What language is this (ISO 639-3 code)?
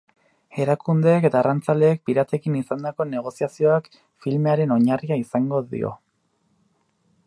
eus